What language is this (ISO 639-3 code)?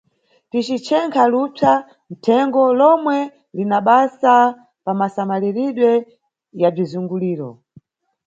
nyu